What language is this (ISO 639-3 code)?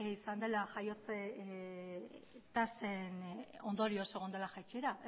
eus